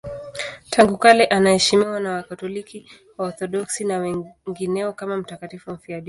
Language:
Swahili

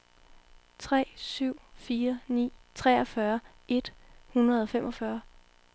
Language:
Danish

